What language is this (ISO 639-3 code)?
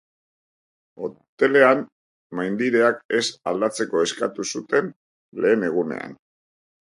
eus